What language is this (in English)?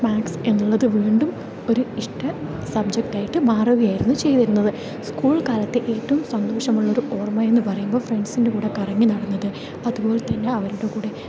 Malayalam